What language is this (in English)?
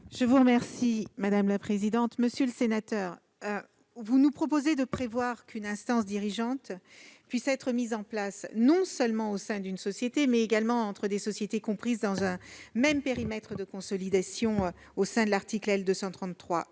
French